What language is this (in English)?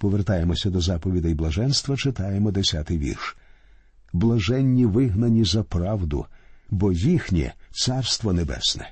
Ukrainian